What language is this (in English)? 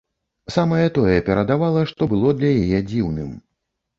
Belarusian